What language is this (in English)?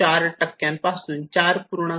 Marathi